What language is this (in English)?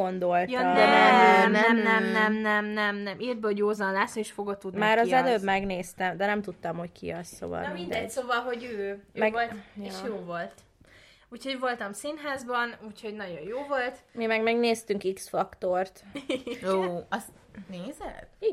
Hungarian